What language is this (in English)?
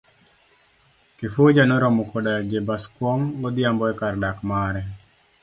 Luo (Kenya and Tanzania)